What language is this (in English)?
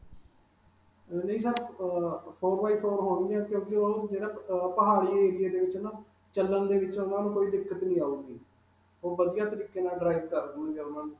Punjabi